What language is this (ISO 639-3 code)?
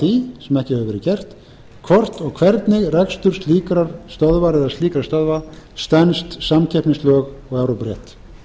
isl